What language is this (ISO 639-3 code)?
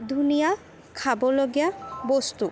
asm